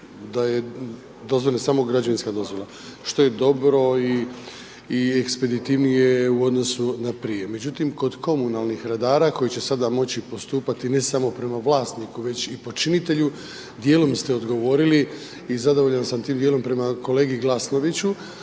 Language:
Croatian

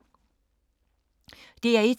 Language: Danish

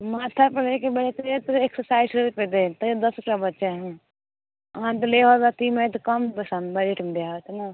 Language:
Maithili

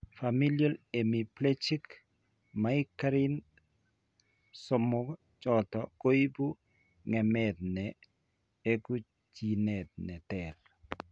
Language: Kalenjin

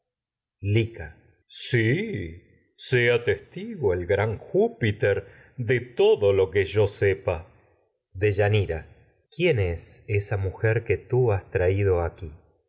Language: Spanish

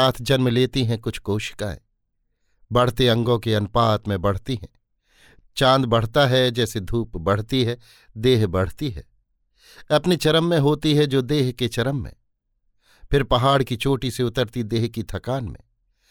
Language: Hindi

